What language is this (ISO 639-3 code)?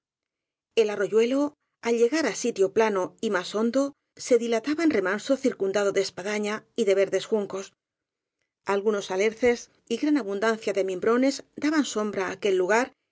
spa